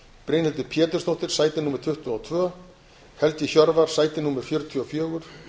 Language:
Icelandic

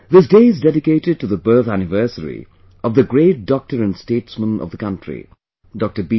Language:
English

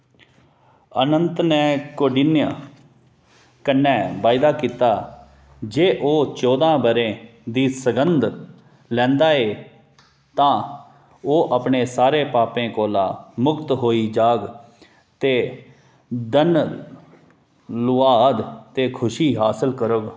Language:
Dogri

